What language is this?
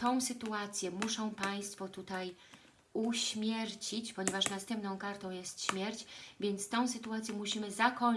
Polish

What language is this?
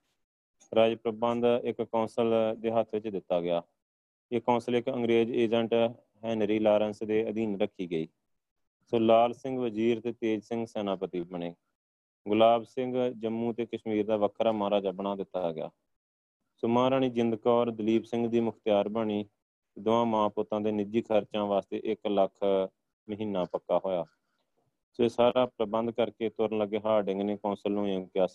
Punjabi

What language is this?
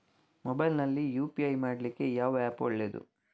Kannada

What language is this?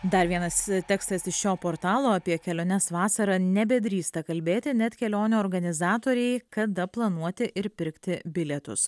Lithuanian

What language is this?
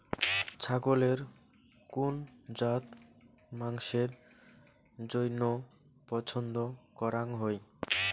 Bangla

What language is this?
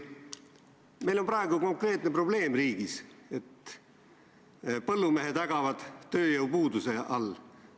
Estonian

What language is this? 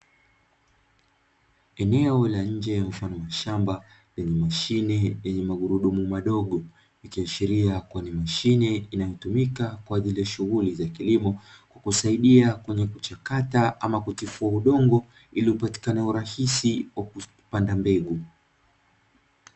Swahili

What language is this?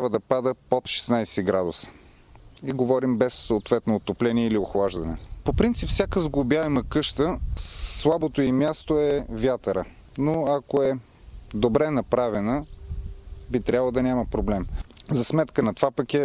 Bulgarian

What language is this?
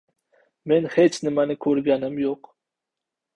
Uzbek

